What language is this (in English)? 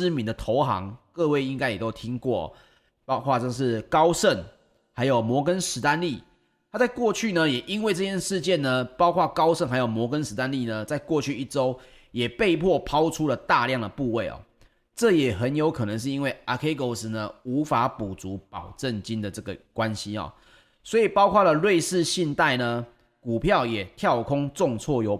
Chinese